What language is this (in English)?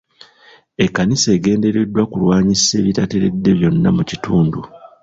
Ganda